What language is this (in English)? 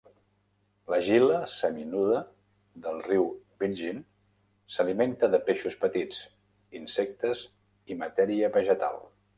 Catalan